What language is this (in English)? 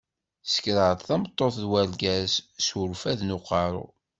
Kabyle